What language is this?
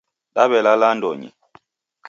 Taita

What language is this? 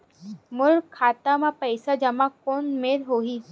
Chhattisgarhi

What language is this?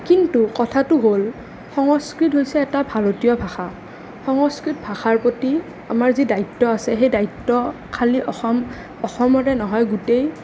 Assamese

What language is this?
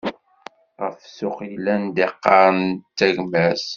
Kabyle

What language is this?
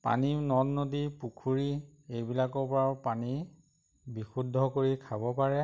Assamese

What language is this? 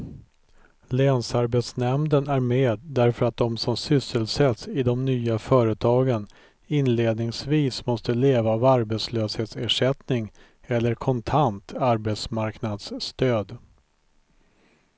Swedish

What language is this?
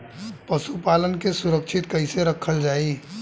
Bhojpuri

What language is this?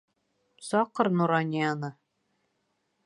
Bashkir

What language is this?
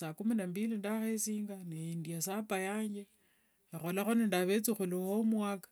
Wanga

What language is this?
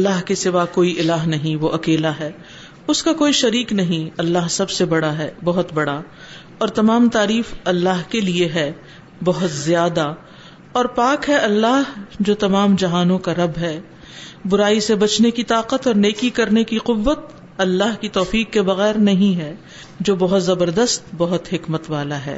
Urdu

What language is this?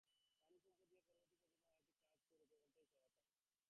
Bangla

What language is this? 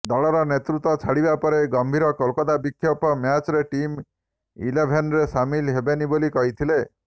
Odia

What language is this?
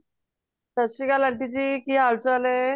Punjabi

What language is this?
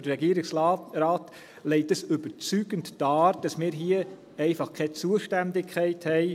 Swiss German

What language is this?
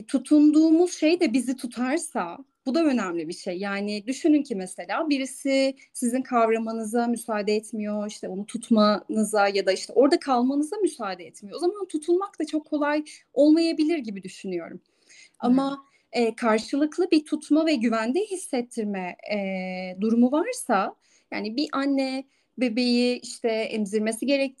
Turkish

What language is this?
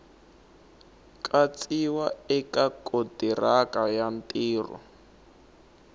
Tsonga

